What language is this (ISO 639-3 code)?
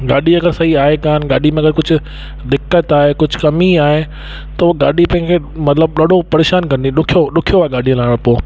snd